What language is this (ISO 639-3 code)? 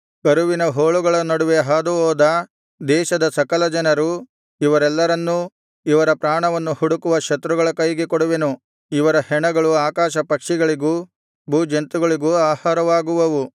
kan